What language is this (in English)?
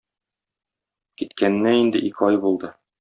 Tatar